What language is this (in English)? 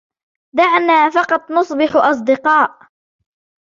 Arabic